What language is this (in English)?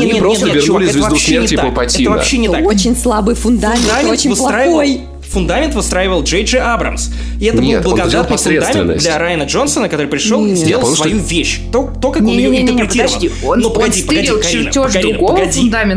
Russian